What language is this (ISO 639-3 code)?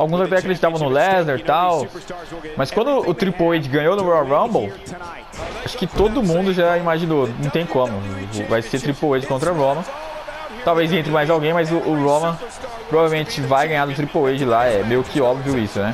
por